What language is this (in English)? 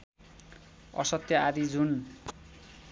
Nepali